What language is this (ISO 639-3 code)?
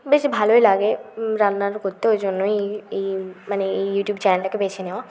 ben